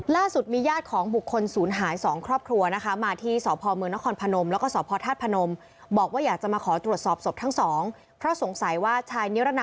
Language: Thai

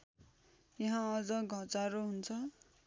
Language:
Nepali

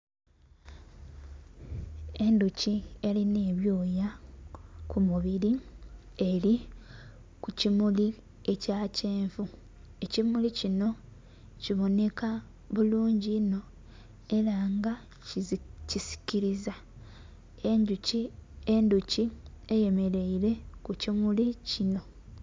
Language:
Soga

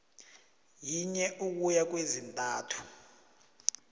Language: South Ndebele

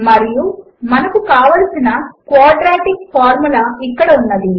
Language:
Telugu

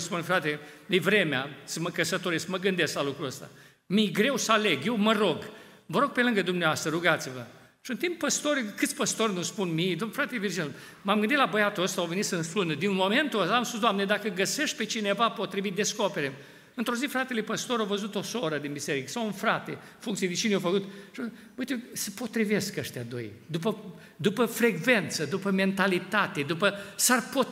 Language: Romanian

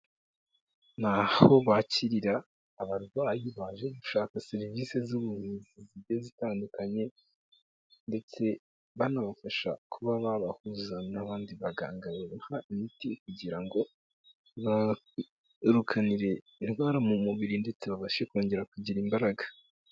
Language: Kinyarwanda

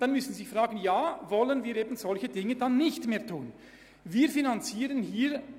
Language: Swiss German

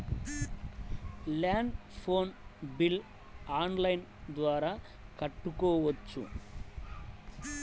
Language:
Telugu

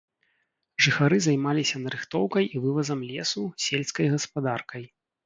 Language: Belarusian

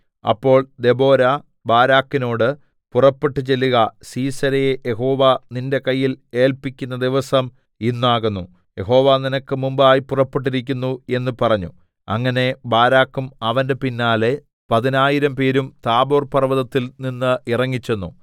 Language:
Malayalam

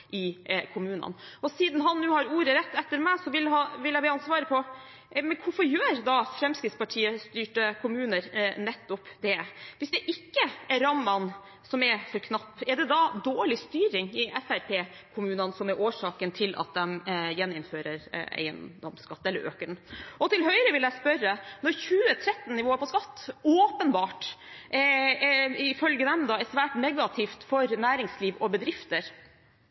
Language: Norwegian Bokmål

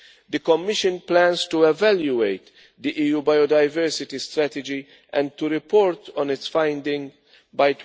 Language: English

